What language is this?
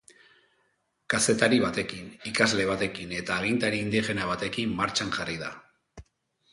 Basque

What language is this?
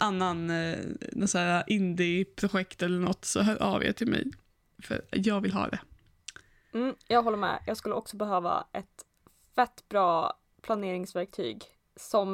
Swedish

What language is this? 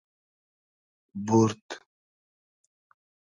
Hazaragi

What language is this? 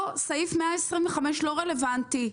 Hebrew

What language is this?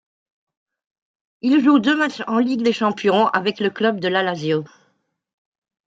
French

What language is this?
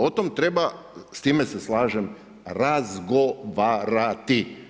Croatian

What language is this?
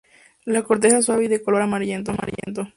Spanish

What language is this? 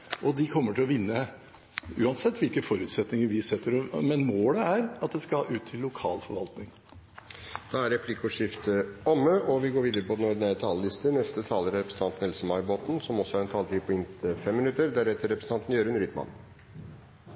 Norwegian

